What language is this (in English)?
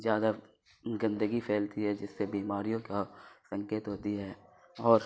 Urdu